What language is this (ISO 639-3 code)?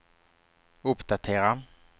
swe